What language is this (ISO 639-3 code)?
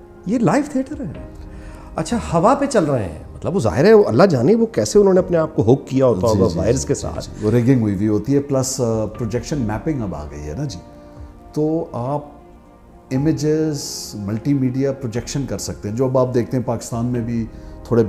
hin